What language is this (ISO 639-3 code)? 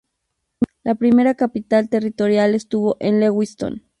spa